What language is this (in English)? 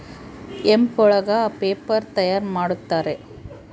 Kannada